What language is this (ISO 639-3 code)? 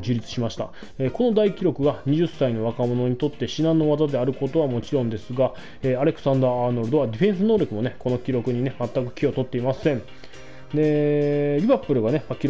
jpn